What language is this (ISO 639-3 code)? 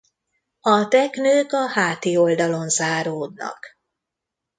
hun